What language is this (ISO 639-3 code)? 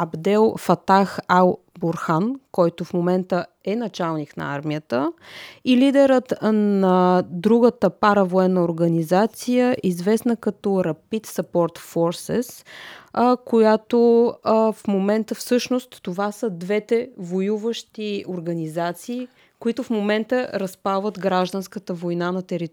bul